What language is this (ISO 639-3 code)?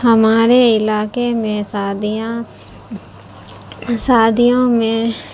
urd